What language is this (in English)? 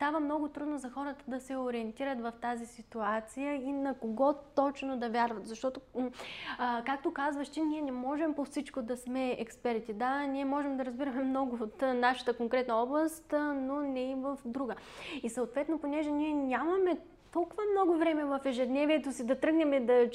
Bulgarian